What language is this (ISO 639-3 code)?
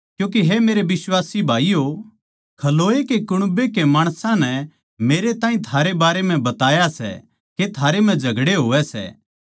bgc